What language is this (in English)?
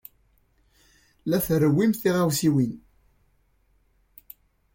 Kabyle